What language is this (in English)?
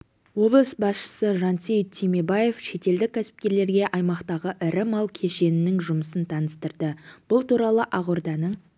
Kazakh